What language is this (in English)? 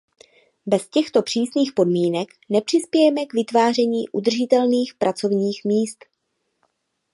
Czech